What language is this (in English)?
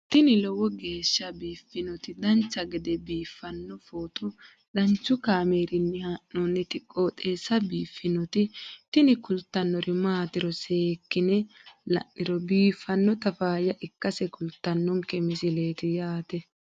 Sidamo